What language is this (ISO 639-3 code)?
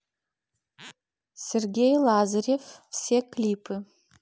rus